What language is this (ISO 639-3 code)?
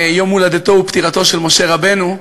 heb